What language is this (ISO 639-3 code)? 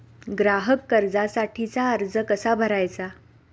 mar